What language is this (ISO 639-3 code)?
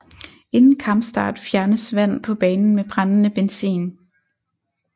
dan